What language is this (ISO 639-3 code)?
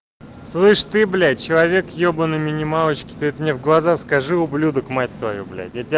rus